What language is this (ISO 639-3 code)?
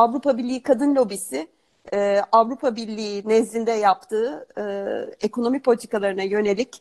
tur